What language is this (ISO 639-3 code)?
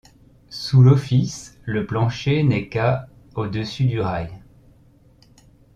fra